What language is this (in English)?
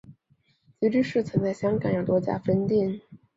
Chinese